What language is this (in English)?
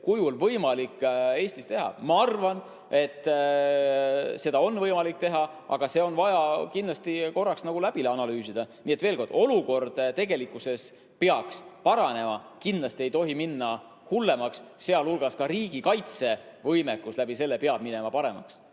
Estonian